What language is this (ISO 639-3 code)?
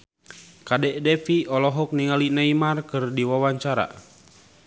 sun